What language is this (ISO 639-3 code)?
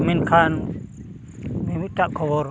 sat